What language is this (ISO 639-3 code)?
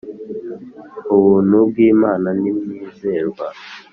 kin